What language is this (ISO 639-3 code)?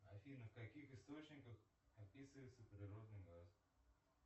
rus